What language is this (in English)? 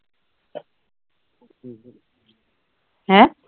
Punjabi